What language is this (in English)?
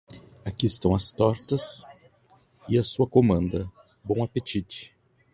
Portuguese